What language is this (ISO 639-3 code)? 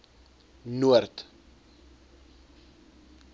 afr